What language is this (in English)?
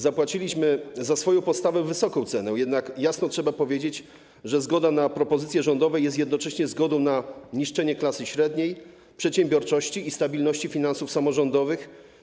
Polish